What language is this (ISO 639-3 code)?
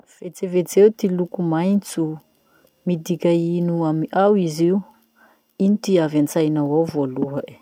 msh